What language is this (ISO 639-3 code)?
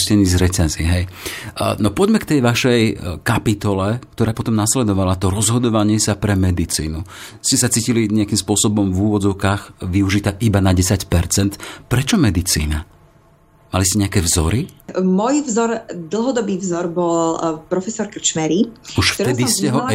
slk